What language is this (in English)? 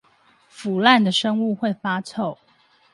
Chinese